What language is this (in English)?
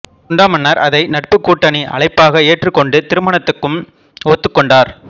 Tamil